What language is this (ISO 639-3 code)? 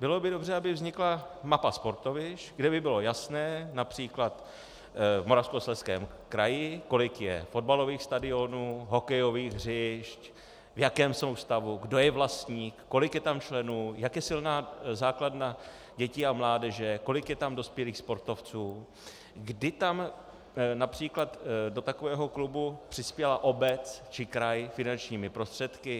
ces